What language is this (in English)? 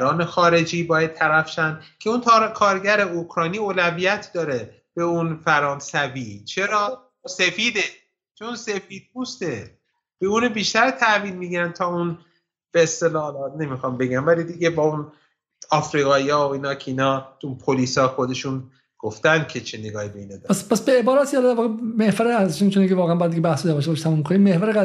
Persian